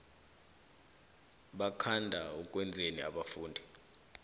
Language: South Ndebele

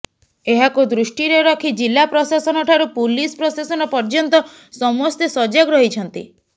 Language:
Odia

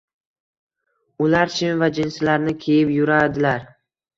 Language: Uzbek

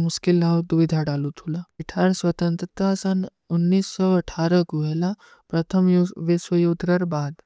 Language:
Kui (India)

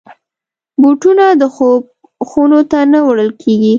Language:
Pashto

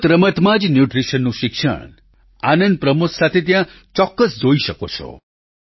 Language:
Gujarati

